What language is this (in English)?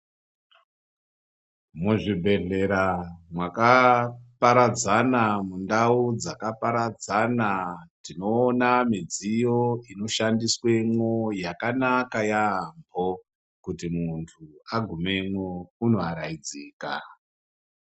Ndau